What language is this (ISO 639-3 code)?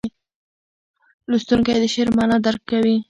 pus